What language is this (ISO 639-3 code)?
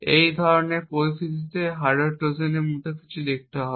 ben